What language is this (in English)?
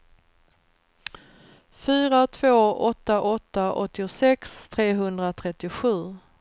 Swedish